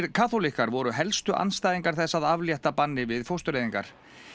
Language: Icelandic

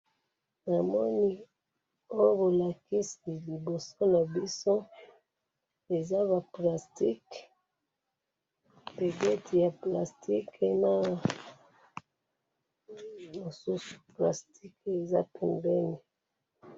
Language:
Lingala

